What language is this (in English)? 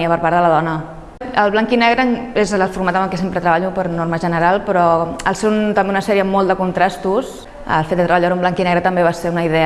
Catalan